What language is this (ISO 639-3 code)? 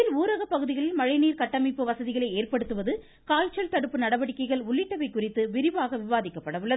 tam